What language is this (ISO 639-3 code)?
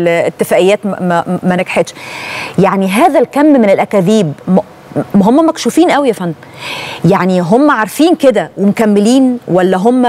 ara